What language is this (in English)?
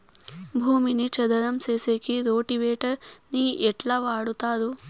Telugu